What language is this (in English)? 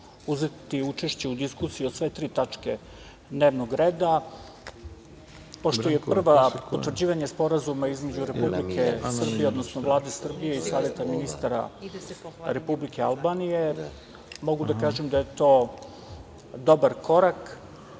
Serbian